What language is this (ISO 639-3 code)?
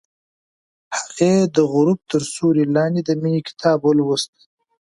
pus